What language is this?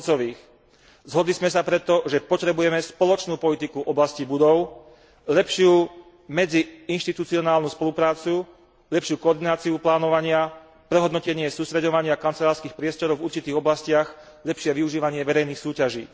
Slovak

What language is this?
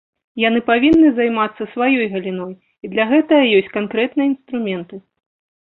Belarusian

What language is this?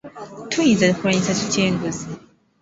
Ganda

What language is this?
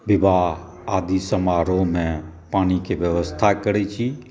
Maithili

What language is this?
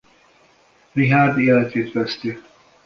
Hungarian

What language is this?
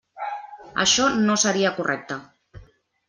Catalan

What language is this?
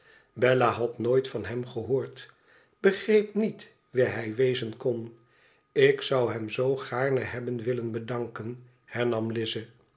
Dutch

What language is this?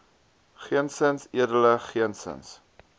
Afrikaans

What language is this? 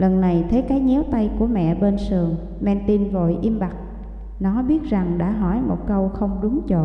Vietnamese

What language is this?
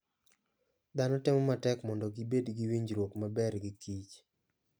Luo (Kenya and Tanzania)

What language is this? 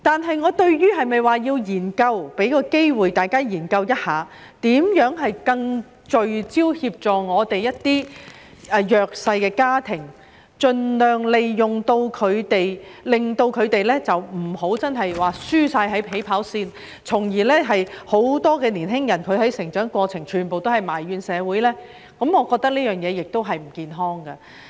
Cantonese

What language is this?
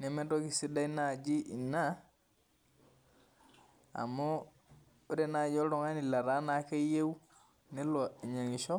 Masai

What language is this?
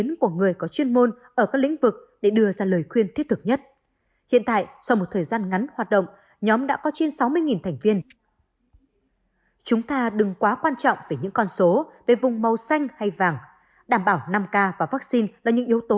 Vietnamese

